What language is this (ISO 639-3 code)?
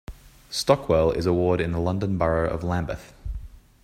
eng